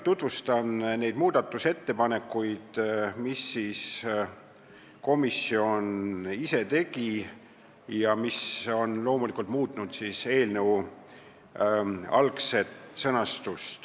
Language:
Estonian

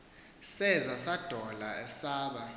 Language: Xhosa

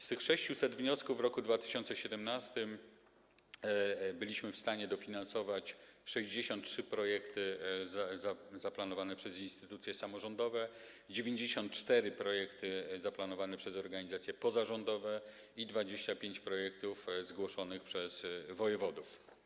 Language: Polish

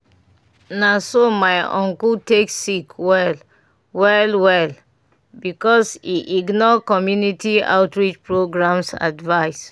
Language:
Nigerian Pidgin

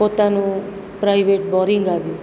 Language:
Gujarati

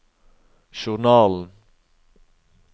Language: Norwegian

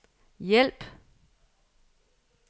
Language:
Danish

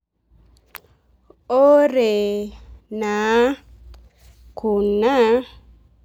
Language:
Masai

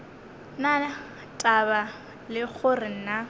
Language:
Northern Sotho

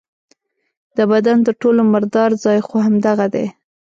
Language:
Pashto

